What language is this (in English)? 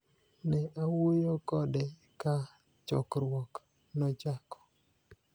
Luo (Kenya and Tanzania)